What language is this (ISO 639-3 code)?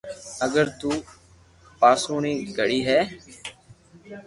lrk